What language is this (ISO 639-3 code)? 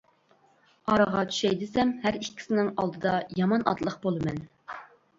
uig